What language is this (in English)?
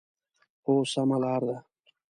Pashto